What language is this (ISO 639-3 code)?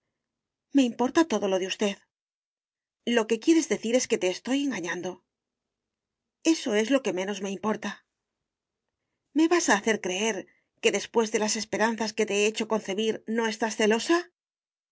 spa